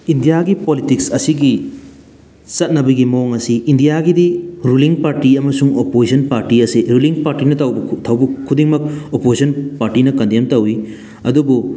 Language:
Manipuri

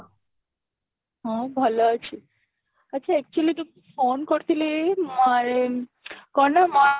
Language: Odia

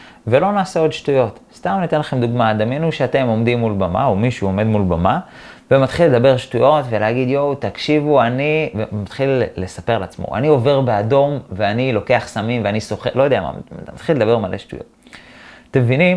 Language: Hebrew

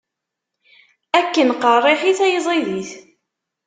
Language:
Kabyle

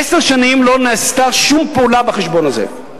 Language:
Hebrew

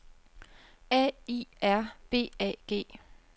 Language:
Danish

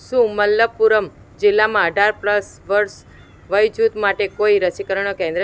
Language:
Gujarati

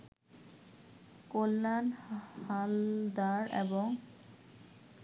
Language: Bangla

